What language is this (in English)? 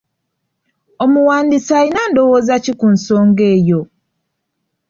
Ganda